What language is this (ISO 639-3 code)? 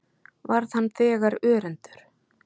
isl